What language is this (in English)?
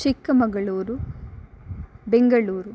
Sanskrit